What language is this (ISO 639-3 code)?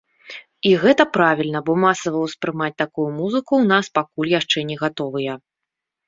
bel